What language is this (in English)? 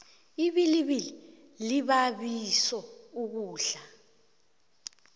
South Ndebele